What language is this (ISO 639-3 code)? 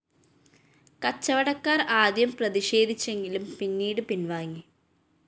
mal